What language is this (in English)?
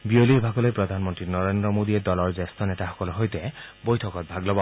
Assamese